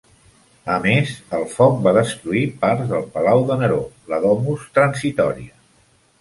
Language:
Catalan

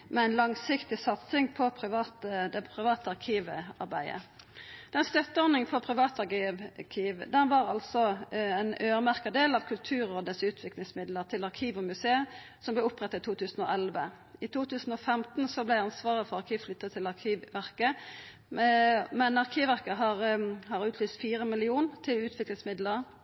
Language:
Norwegian Nynorsk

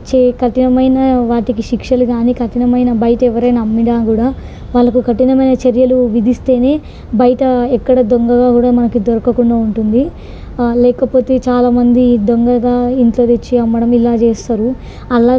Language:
Telugu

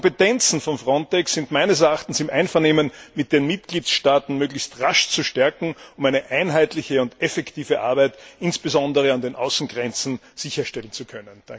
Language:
German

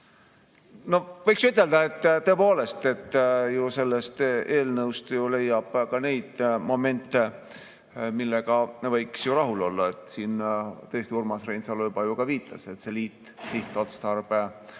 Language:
Estonian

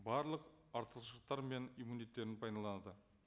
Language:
Kazakh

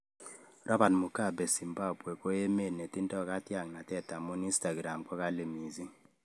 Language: Kalenjin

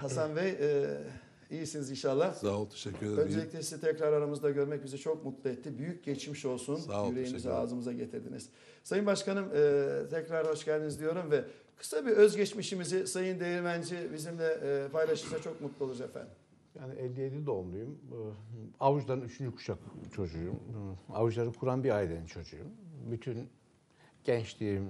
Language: Turkish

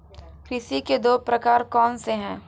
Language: Hindi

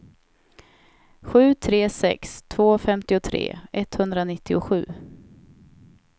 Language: Swedish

